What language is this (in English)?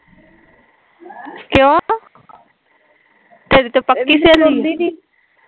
Punjabi